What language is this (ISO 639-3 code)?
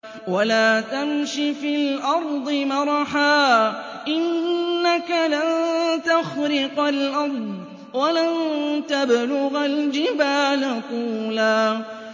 ara